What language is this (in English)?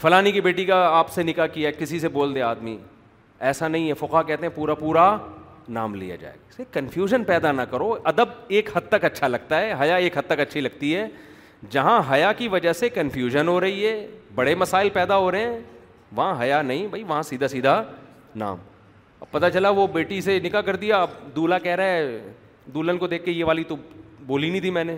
Urdu